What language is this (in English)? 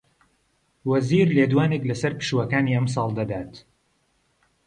Central Kurdish